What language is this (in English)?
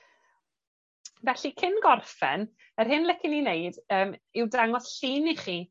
Welsh